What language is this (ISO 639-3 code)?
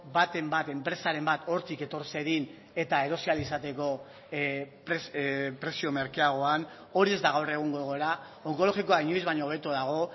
eus